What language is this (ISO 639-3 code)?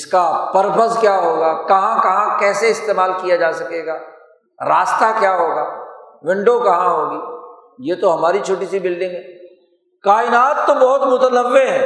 urd